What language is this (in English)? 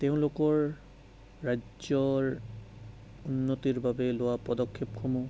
Assamese